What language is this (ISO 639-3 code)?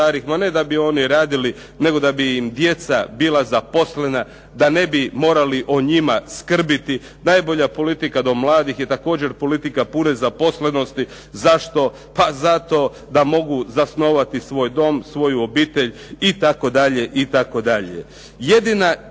hrv